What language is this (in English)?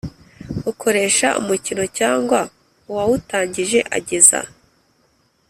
Kinyarwanda